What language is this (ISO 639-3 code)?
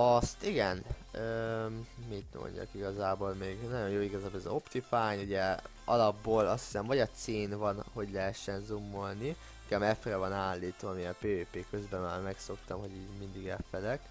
hun